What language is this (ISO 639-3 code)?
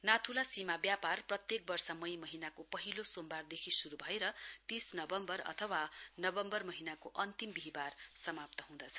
nep